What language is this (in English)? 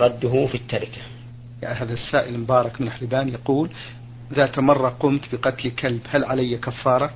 Arabic